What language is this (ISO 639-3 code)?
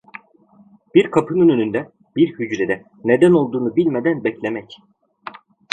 tur